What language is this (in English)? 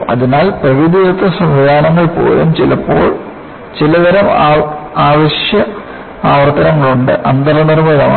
Malayalam